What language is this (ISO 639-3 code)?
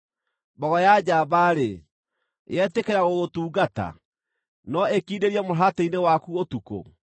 kik